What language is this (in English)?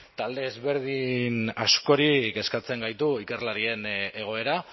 Basque